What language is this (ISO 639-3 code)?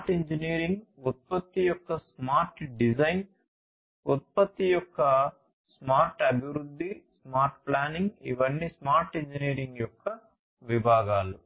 tel